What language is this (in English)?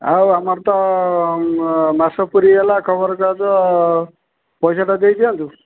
Odia